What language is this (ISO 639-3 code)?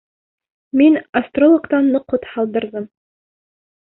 bak